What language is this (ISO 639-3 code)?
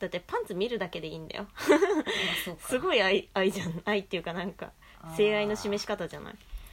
jpn